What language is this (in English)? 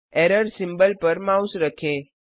Hindi